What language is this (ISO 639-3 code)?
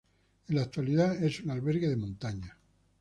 spa